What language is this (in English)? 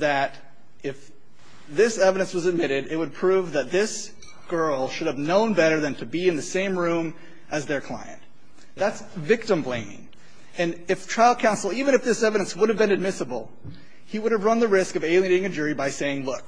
English